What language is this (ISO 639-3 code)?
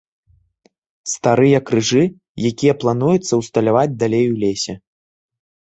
bel